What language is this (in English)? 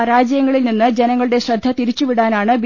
Malayalam